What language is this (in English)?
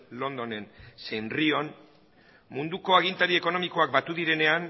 Basque